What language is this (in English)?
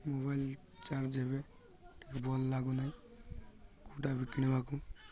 Odia